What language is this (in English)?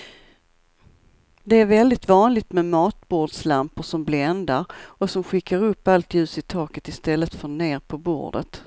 Swedish